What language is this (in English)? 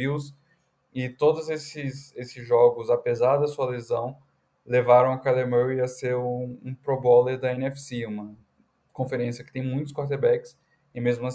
Portuguese